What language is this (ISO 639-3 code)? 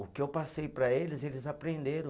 por